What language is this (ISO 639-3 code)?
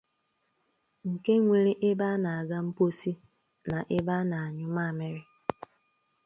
ibo